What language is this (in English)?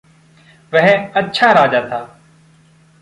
Hindi